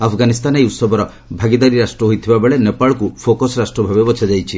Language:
Odia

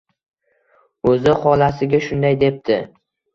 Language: Uzbek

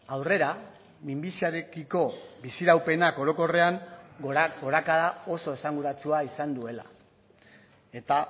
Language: Basque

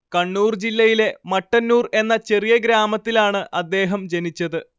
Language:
Malayalam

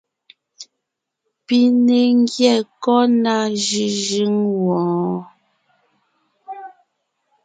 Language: Ngiemboon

